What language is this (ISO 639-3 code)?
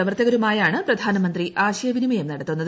mal